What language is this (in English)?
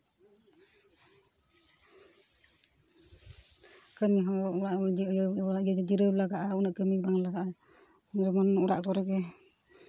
Santali